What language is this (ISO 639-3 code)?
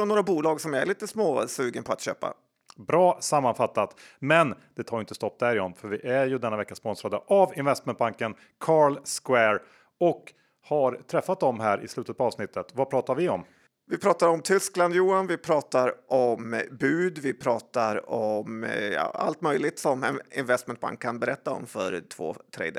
swe